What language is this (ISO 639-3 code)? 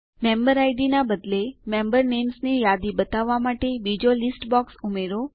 guj